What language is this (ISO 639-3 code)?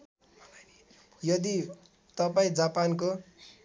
nep